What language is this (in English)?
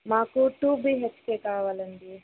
Telugu